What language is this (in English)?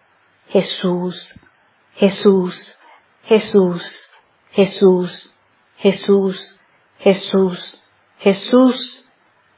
Spanish